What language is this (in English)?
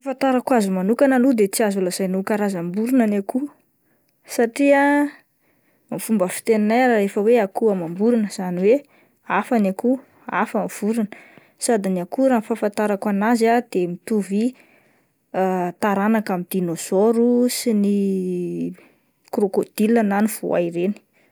Malagasy